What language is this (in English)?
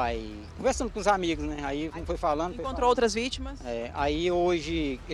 Portuguese